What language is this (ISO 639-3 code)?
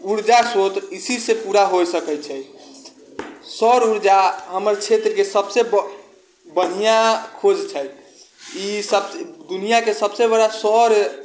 mai